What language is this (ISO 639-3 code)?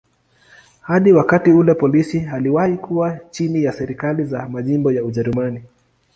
swa